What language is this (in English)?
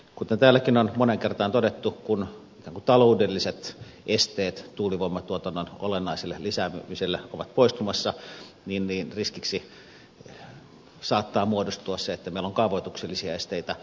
Finnish